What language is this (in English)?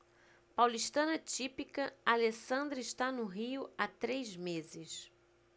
Portuguese